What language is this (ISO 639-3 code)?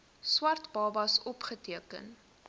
afr